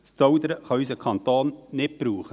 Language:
Swiss German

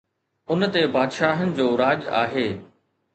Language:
Sindhi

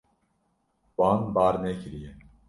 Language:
Kurdish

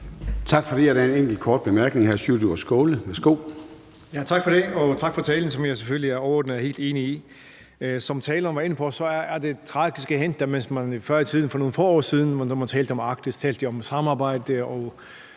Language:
Danish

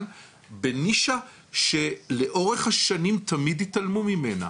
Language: Hebrew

